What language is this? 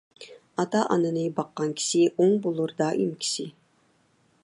Uyghur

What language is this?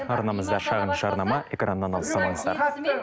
Kazakh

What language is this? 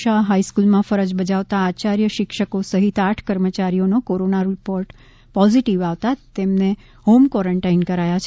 Gujarati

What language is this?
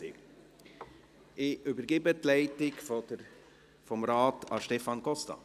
Swiss German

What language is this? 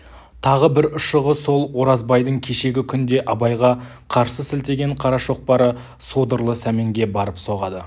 Kazakh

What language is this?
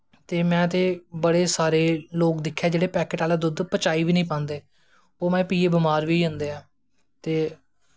Dogri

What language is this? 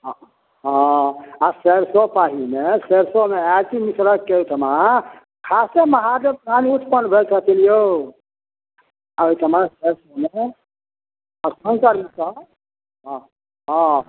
Maithili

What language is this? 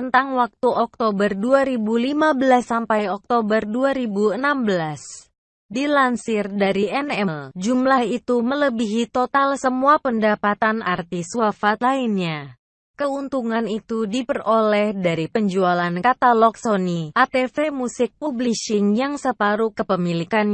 Indonesian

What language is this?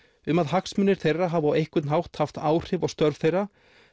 Icelandic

